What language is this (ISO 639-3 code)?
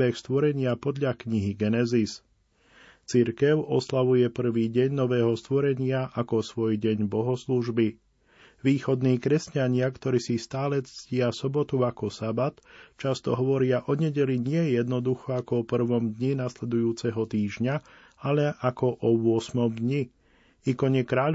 slk